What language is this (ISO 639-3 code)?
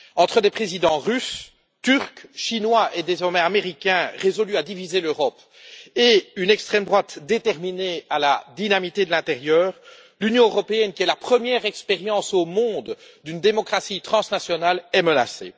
fra